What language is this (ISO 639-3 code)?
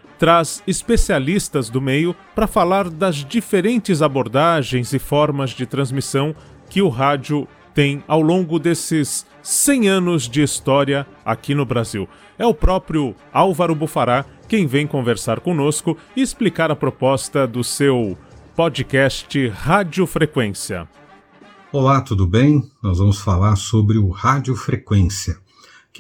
por